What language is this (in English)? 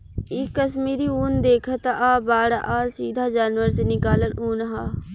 Bhojpuri